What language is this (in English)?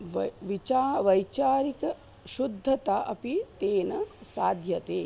Sanskrit